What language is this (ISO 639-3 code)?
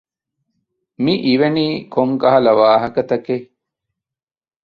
div